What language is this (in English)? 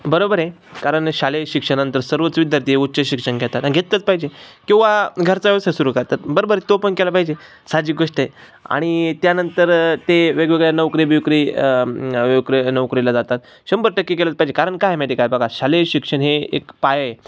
Marathi